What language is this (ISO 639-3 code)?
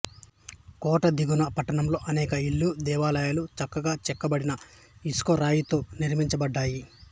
tel